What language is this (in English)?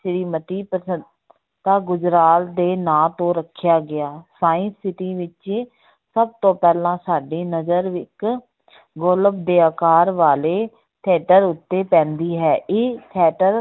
Punjabi